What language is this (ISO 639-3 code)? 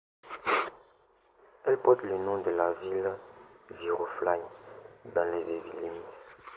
fra